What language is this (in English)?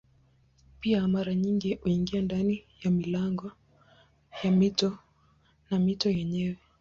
Swahili